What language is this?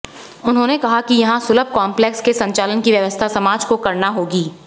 Hindi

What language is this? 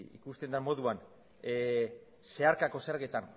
Basque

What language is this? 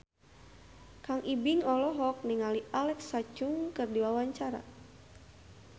Sundanese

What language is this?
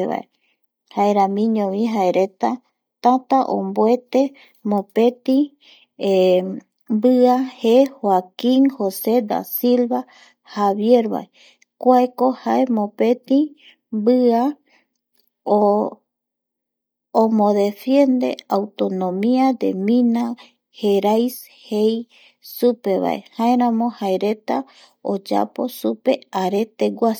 Eastern Bolivian Guaraní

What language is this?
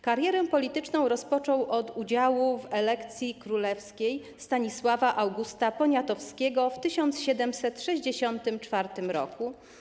Polish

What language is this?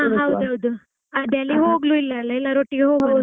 Kannada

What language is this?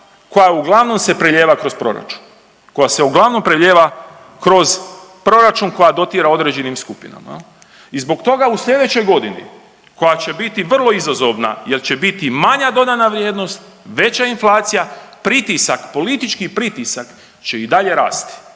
Croatian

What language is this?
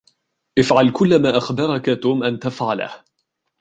Arabic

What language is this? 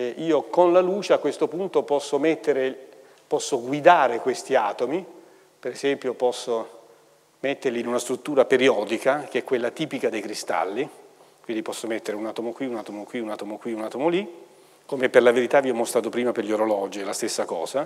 Italian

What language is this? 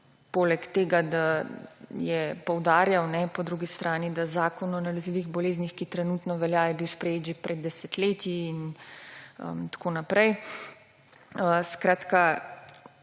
Slovenian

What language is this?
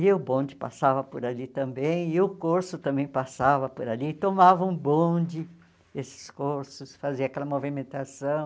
Portuguese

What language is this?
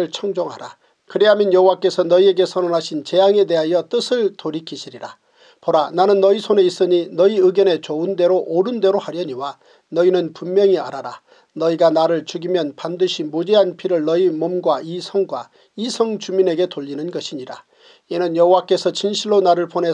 Korean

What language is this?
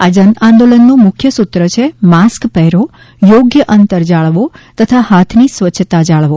Gujarati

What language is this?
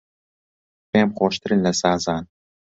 Central Kurdish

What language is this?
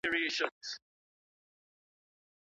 Pashto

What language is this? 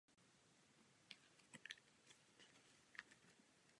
Czech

